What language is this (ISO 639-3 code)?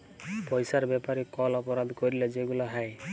ben